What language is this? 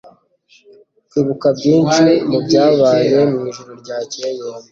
Kinyarwanda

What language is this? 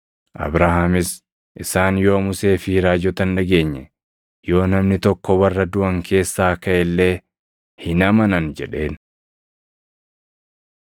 Oromo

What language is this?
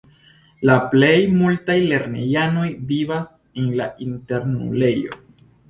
Esperanto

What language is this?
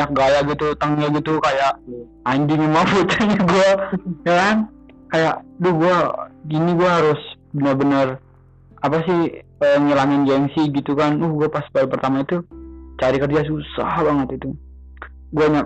Indonesian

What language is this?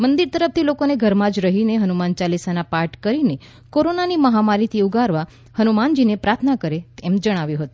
Gujarati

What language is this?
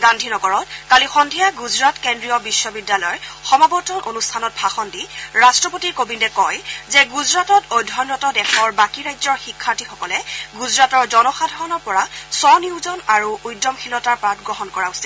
Assamese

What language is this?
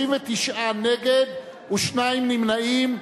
Hebrew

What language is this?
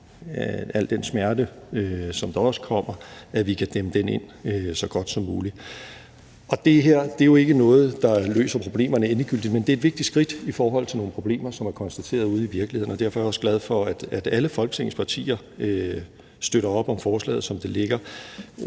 Danish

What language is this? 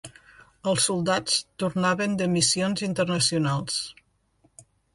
Catalan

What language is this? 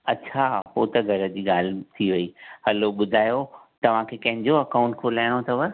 Sindhi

